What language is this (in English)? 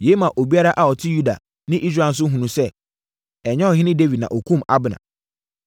Akan